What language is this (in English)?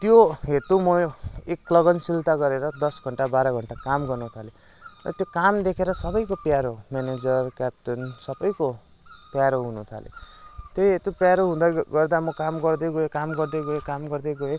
Nepali